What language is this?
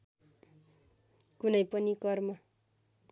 Nepali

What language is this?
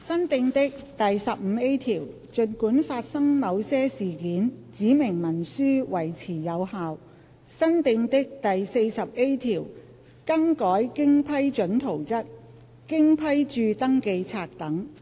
Cantonese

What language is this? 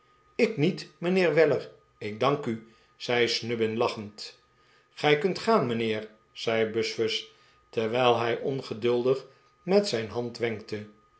Dutch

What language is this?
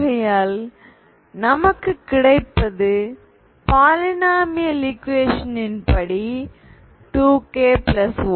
Tamil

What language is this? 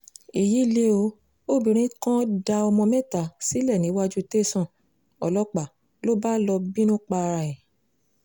Yoruba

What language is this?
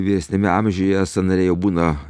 Lithuanian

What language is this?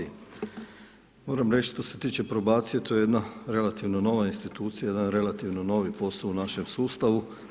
Croatian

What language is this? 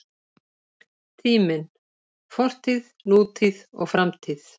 Icelandic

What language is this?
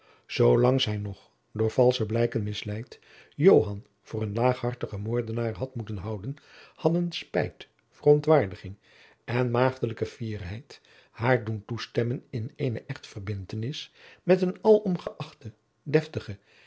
Dutch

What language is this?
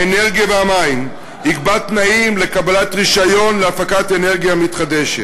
Hebrew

